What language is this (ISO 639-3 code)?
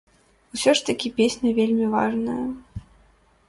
bel